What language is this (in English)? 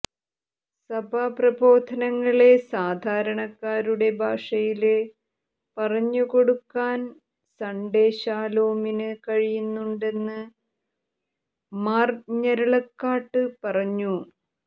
Malayalam